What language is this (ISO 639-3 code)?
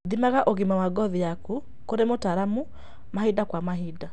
kik